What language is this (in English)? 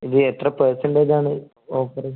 Malayalam